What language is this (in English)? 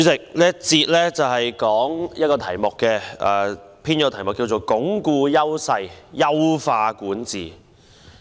Cantonese